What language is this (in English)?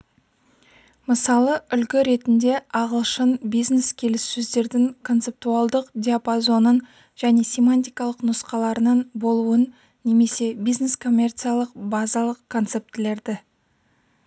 Kazakh